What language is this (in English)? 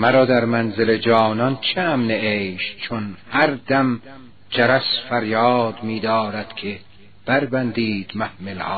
Persian